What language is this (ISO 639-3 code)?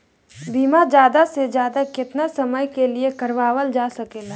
bho